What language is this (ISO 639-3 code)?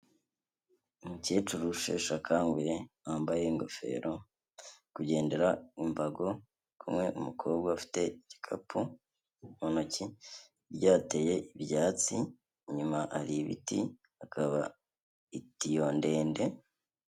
kin